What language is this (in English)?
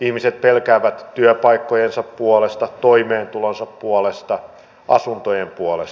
Finnish